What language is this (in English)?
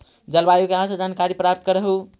Magahi